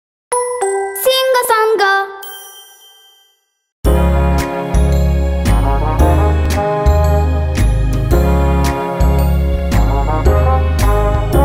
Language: Turkish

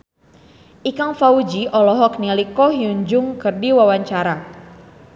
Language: Sundanese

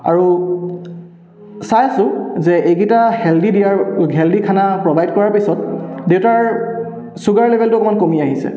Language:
Assamese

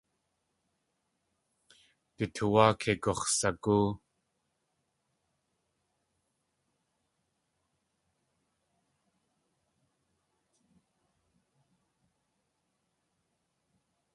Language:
Tlingit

